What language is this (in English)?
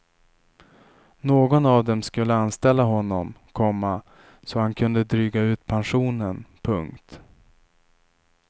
Swedish